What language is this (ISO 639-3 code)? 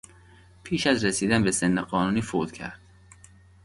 fas